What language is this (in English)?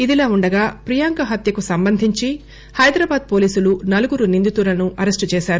Telugu